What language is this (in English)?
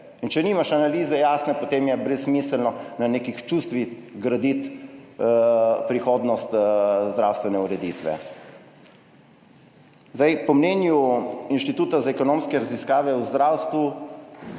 Slovenian